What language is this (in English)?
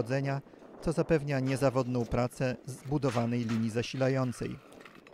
Polish